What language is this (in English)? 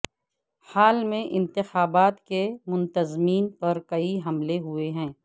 Urdu